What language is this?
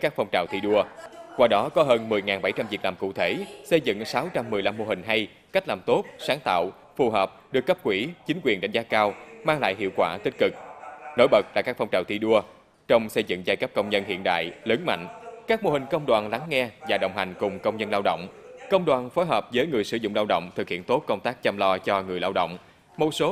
Vietnamese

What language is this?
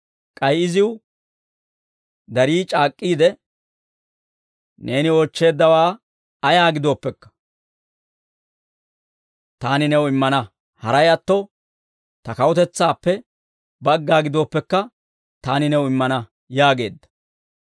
Dawro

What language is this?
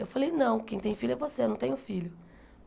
Portuguese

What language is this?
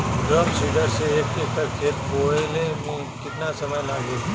Bhojpuri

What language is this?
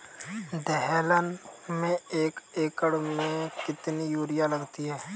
Hindi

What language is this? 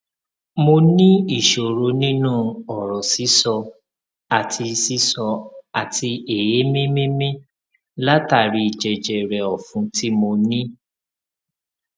Yoruba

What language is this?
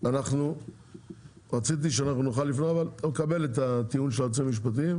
Hebrew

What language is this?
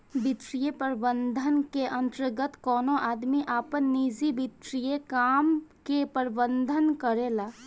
Bhojpuri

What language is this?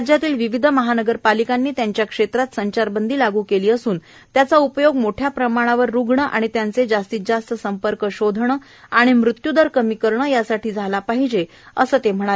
Marathi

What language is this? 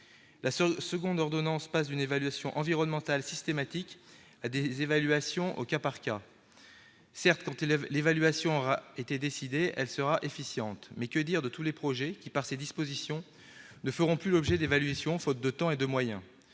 French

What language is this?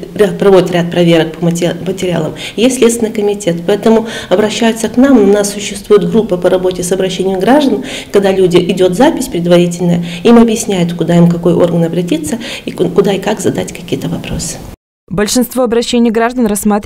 Russian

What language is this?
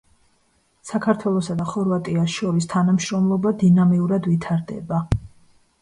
Georgian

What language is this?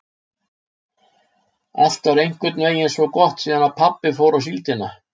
Icelandic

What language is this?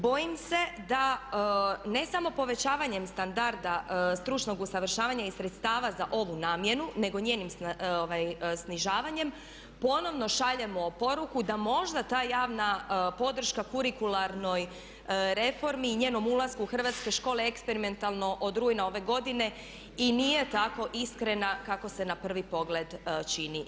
Croatian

